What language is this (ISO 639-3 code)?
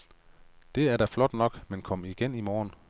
dan